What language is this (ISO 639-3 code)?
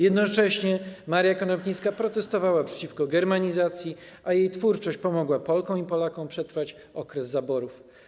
pol